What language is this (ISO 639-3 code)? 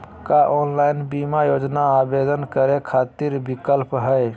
mag